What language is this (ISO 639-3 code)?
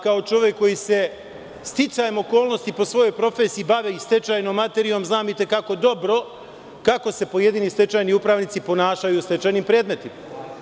srp